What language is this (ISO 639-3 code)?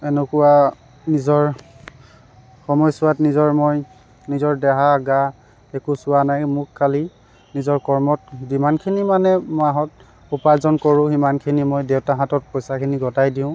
asm